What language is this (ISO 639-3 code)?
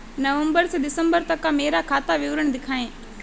hin